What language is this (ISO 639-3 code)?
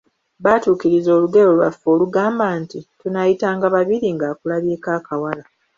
lug